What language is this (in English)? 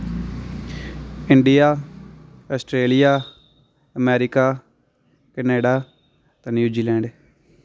Dogri